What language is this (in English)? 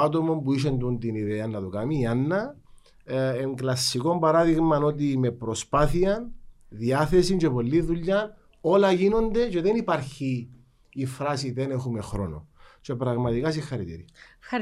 Greek